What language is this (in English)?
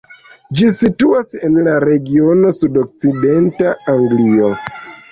Esperanto